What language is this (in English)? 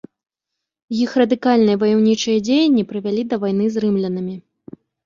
Belarusian